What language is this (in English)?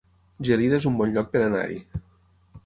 Catalan